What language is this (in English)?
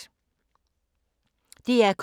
Danish